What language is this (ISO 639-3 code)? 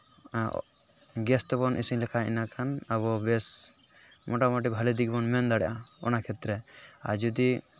sat